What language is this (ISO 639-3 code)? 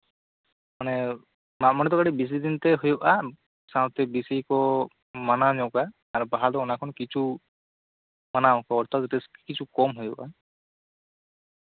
sat